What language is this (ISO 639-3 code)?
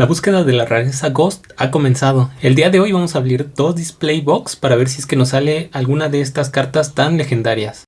spa